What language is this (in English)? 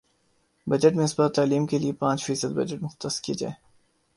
Urdu